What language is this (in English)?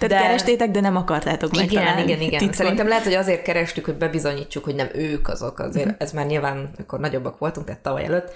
Hungarian